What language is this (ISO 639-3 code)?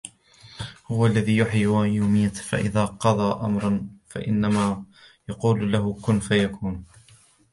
ara